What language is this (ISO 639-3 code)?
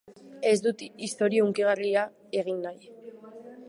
eus